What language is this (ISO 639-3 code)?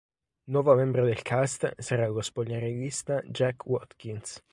ita